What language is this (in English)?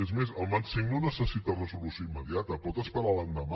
Catalan